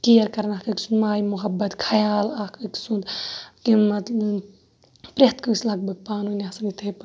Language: Kashmiri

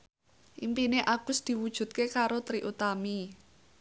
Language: Javanese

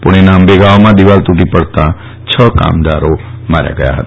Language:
Gujarati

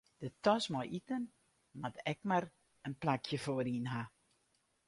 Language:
Western Frisian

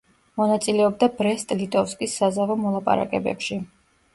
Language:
Georgian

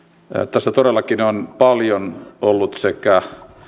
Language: Finnish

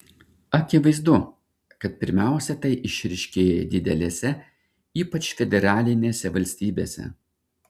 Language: Lithuanian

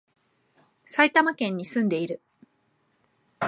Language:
Japanese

